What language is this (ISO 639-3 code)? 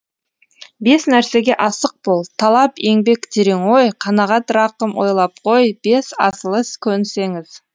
kaz